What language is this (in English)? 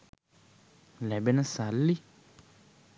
Sinhala